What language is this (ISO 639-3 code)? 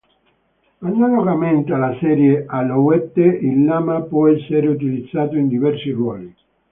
ita